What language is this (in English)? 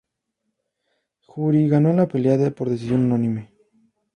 Spanish